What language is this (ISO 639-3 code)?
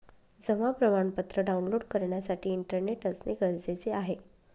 mar